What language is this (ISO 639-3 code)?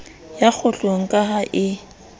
sot